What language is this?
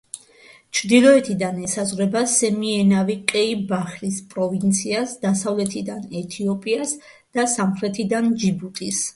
Georgian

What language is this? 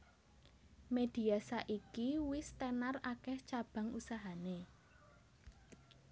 Javanese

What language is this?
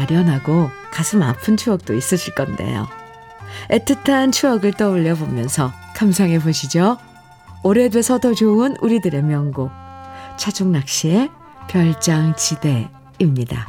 Korean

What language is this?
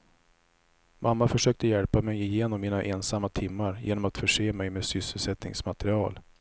Swedish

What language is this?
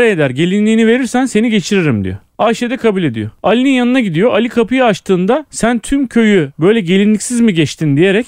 Turkish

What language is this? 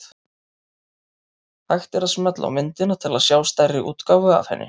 Icelandic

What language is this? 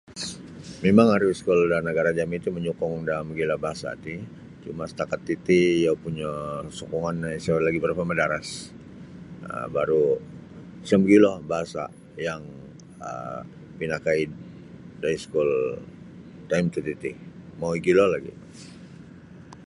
Sabah Bisaya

